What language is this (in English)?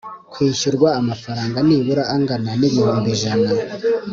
Kinyarwanda